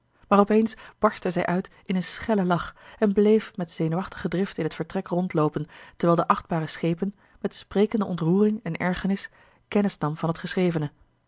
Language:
Dutch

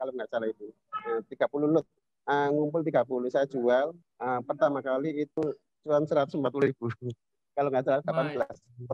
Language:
Indonesian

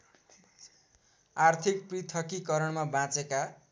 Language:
Nepali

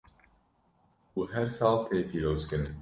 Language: Kurdish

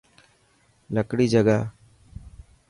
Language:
Dhatki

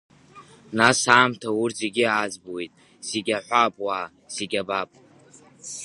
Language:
Abkhazian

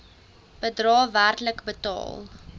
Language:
Afrikaans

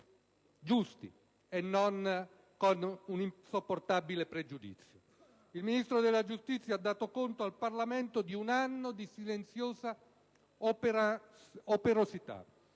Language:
Italian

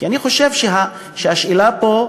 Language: Hebrew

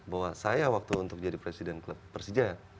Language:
Indonesian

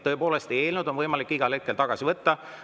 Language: Estonian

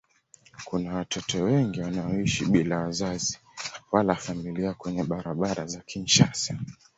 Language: Swahili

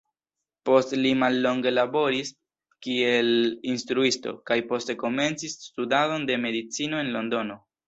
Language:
Esperanto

